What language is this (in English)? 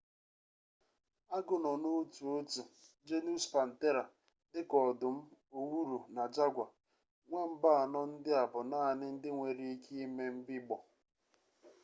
Igbo